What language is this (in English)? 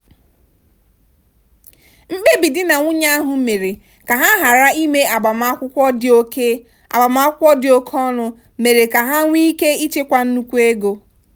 Igbo